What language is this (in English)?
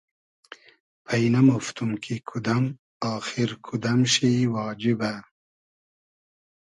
Hazaragi